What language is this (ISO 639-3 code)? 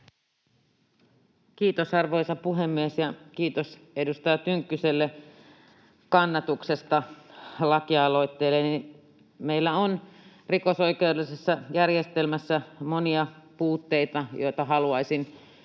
fin